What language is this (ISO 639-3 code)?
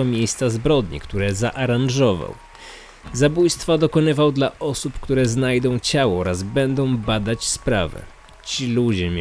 pol